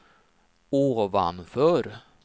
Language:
Swedish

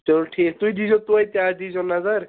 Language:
Kashmiri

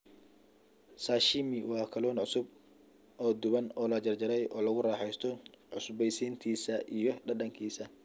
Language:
Somali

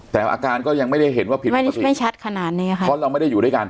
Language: Thai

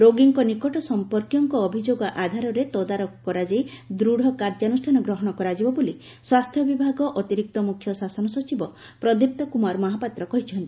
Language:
Odia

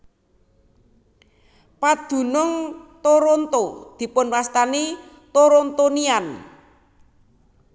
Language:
Javanese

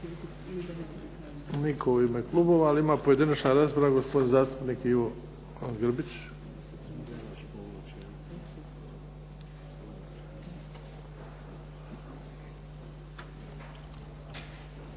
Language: Croatian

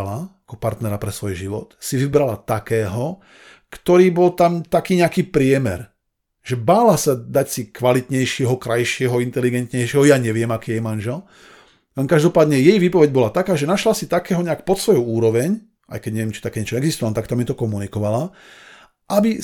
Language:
Slovak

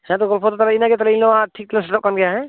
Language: Santali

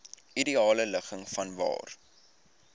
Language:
Afrikaans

